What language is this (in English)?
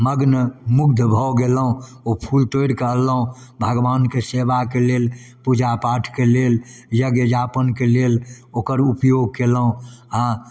Maithili